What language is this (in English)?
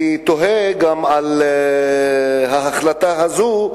Hebrew